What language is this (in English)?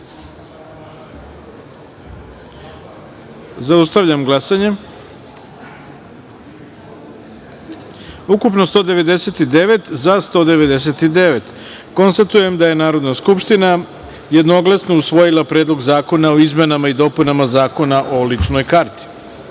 Serbian